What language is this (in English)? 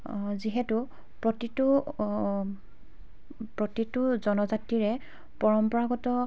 Assamese